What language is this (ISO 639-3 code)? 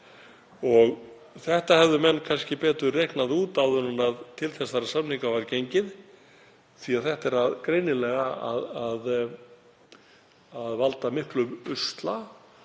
isl